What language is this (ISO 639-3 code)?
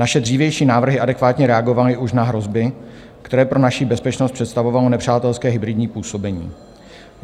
ces